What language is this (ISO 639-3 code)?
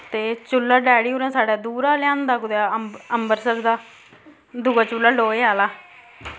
doi